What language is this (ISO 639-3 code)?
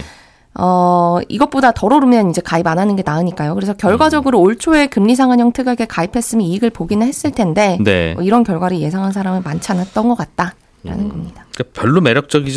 kor